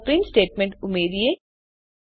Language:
Gujarati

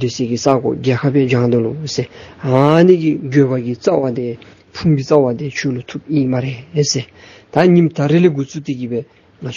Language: Romanian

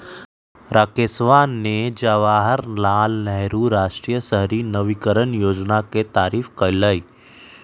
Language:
Magahi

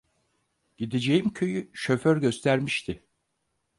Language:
Turkish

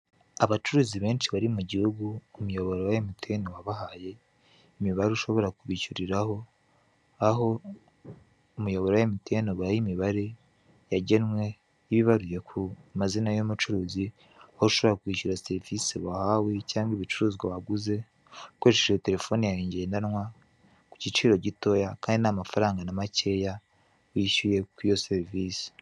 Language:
Kinyarwanda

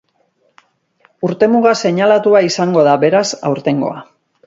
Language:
Basque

